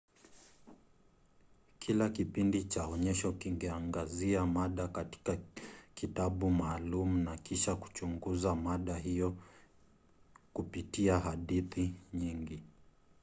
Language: Swahili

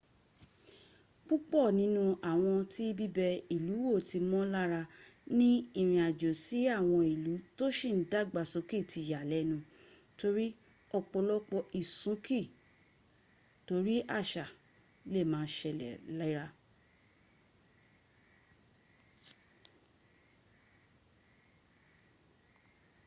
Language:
Yoruba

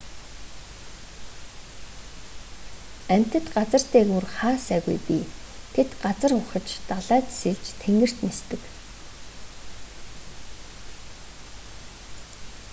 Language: Mongolian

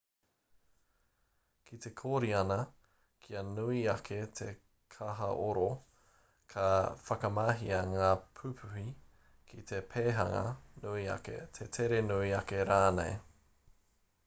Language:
Māori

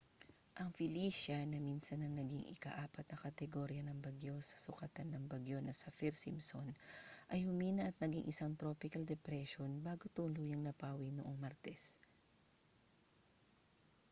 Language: Filipino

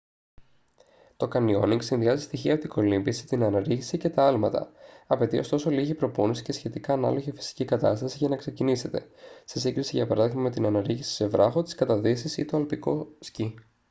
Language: Greek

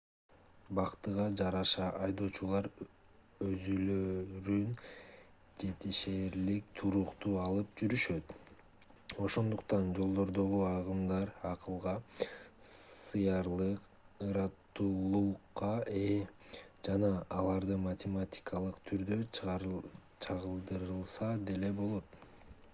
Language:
Kyrgyz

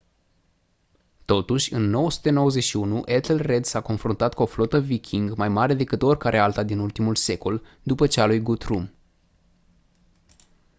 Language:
Romanian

